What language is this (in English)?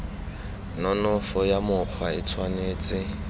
Tswana